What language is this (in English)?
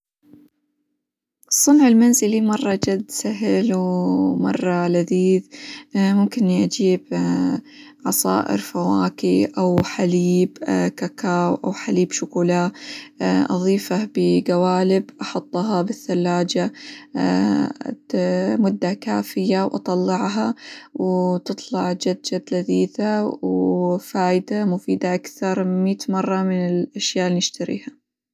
Hijazi Arabic